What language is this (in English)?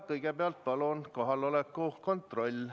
Estonian